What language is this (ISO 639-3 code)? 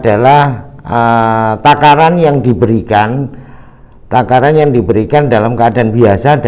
ind